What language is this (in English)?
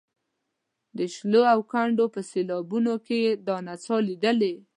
Pashto